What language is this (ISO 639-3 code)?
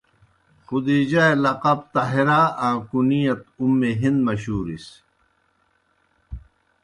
plk